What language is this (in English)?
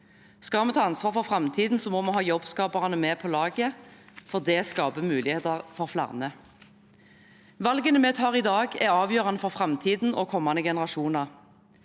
Norwegian